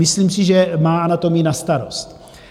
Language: Czech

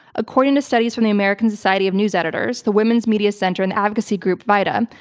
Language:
English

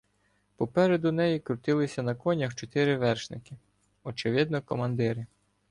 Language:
Ukrainian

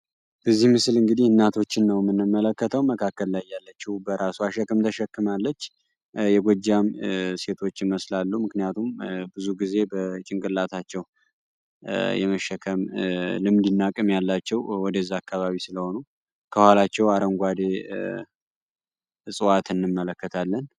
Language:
Amharic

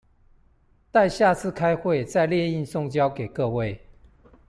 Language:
Chinese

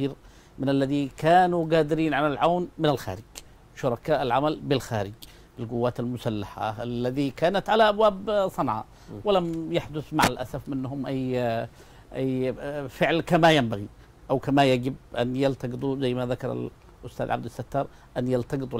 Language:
Arabic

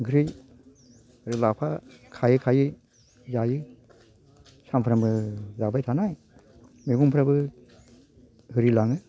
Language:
Bodo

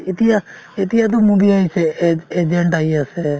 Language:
Assamese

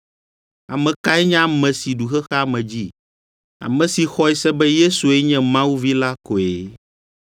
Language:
Ewe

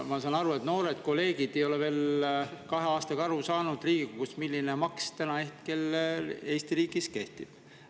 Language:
Estonian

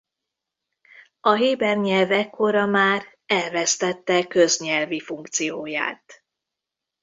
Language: Hungarian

